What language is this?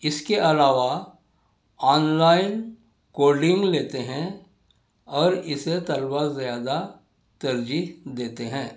Urdu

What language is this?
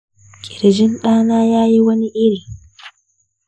Hausa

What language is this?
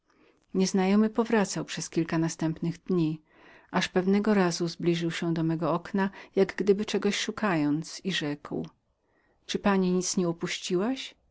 Polish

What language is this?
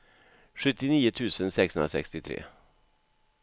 Swedish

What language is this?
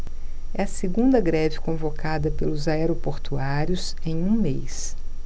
Portuguese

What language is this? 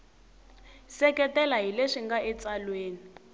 Tsonga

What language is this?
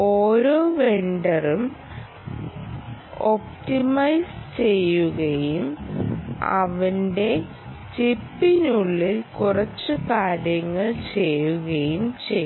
Malayalam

